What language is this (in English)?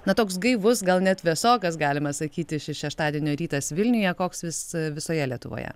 Lithuanian